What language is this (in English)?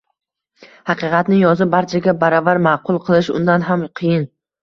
Uzbek